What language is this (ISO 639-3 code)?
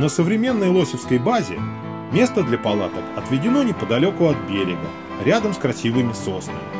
rus